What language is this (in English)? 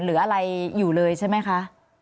Thai